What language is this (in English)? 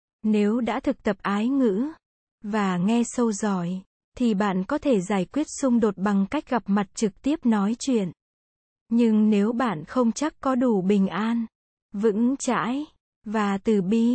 Vietnamese